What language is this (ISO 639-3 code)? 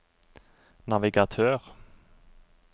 nor